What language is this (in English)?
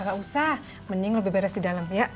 Indonesian